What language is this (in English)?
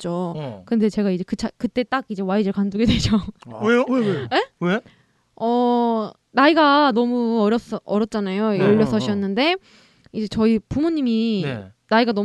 Korean